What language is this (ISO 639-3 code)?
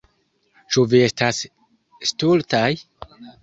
epo